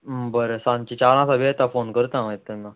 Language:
Konkani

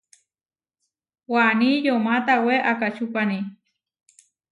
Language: Huarijio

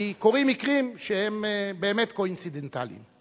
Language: Hebrew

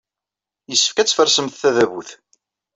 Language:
Kabyle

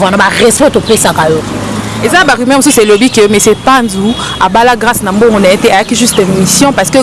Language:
French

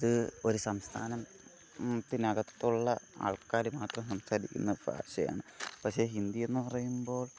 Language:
Malayalam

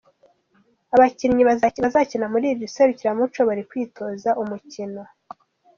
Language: Kinyarwanda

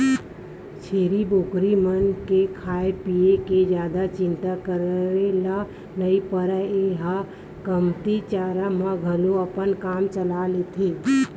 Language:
Chhattisgarhi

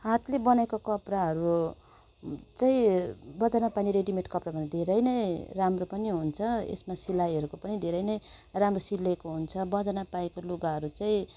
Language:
Nepali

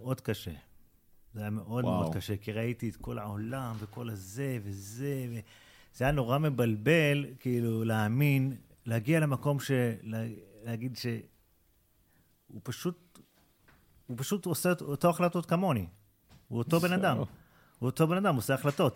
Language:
Hebrew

